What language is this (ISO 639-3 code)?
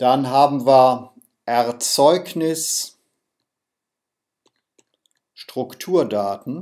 deu